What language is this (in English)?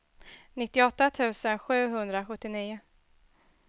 Swedish